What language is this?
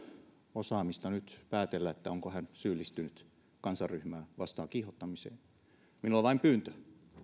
Finnish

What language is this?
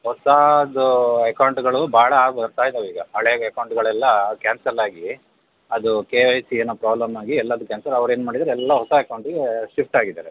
Kannada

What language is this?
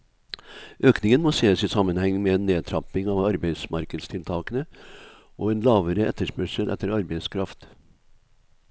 Norwegian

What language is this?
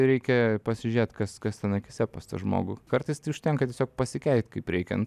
Lithuanian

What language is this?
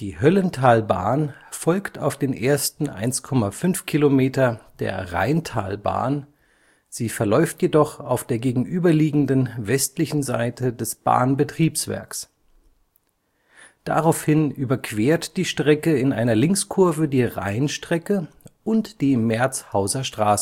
German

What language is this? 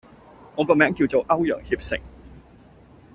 Cantonese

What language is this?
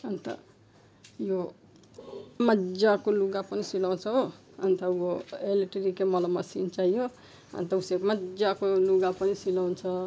Nepali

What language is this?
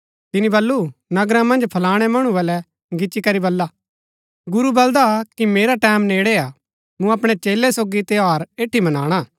Gaddi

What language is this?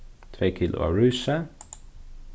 Faroese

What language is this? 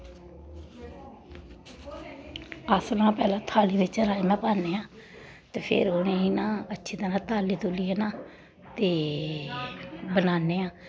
Dogri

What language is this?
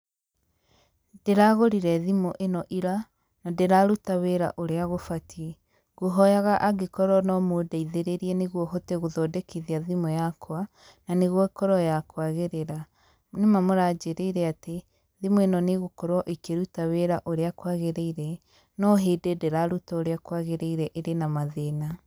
Kikuyu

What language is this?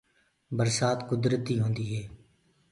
Gurgula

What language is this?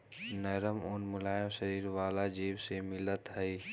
Magahi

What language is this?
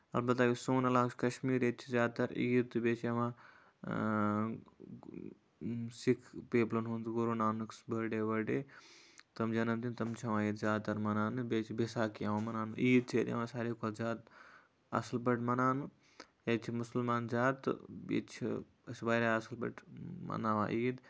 Kashmiri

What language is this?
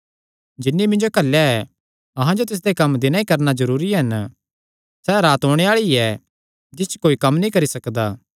Kangri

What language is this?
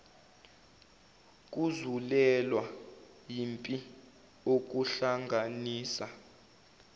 Zulu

